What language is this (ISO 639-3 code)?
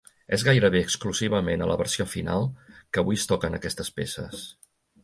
cat